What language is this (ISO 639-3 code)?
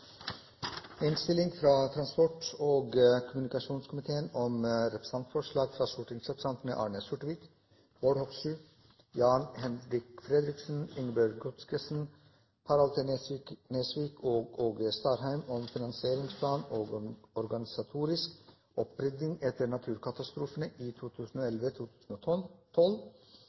nno